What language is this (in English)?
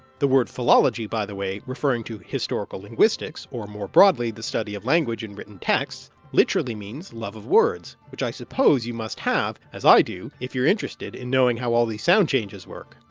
English